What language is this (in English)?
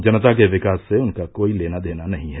Hindi